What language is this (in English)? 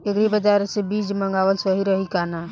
Bhojpuri